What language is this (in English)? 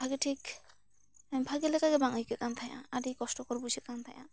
Santali